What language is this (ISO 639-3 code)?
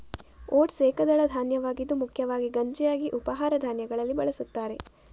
kan